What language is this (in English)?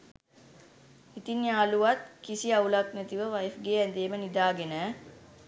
Sinhala